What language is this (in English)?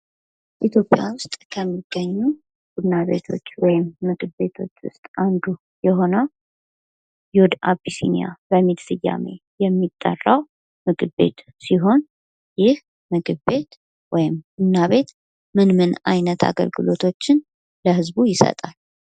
Amharic